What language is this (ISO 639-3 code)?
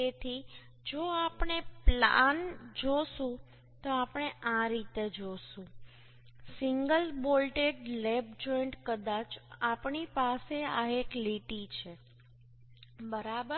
guj